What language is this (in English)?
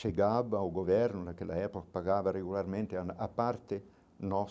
Portuguese